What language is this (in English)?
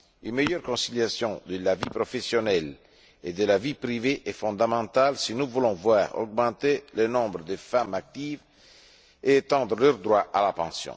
French